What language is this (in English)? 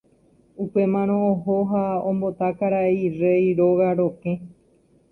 Guarani